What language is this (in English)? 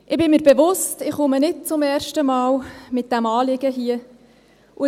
Swiss German